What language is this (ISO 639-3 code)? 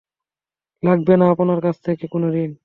ben